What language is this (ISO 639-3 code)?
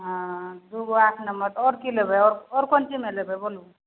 mai